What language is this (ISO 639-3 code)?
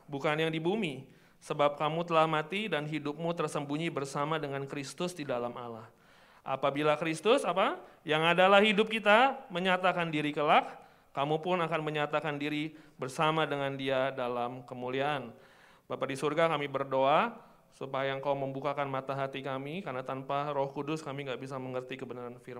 ind